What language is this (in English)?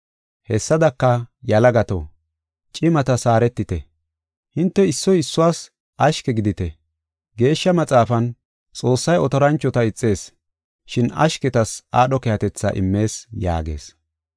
Gofa